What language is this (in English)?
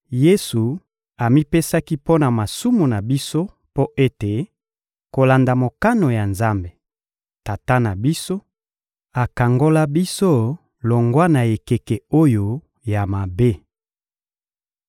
Lingala